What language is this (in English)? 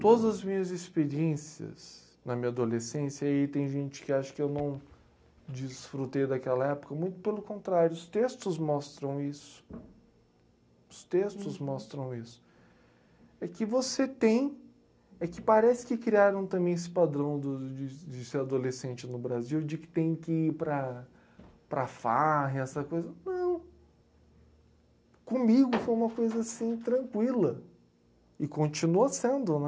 Portuguese